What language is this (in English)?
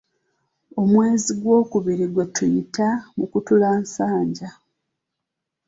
Ganda